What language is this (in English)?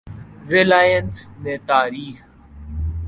Urdu